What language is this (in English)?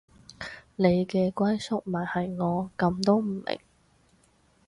Cantonese